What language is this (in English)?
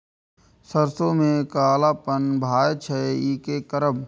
Maithili